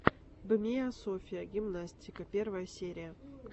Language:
Russian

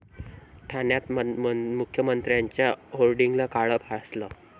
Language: Marathi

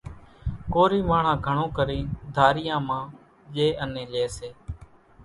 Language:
Kachi Koli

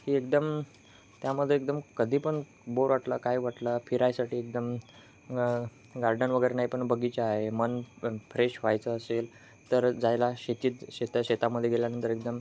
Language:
Marathi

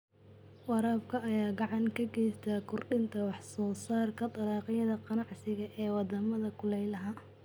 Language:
Somali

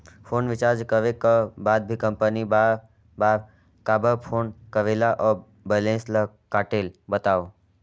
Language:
Chhattisgarhi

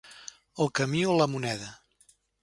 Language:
Catalan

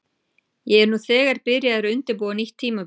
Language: Icelandic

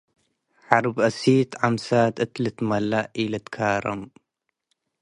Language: Tigre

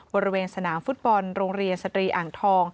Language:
Thai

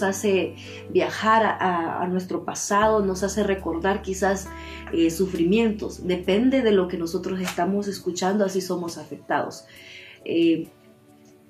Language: Spanish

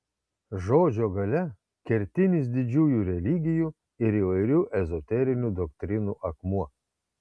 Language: Lithuanian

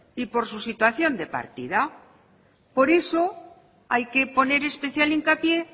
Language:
Spanish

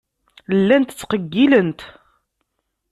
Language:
Kabyle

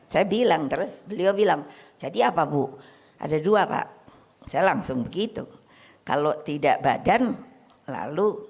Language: Indonesian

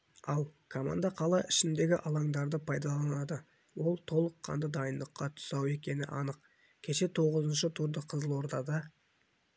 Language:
Kazakh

